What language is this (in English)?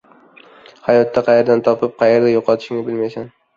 Uzbek